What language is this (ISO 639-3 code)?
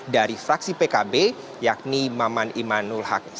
ind